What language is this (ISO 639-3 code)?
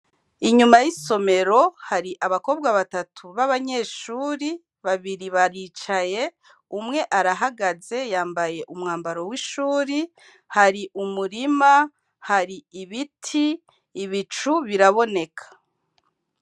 run